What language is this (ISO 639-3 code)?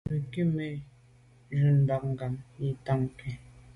byv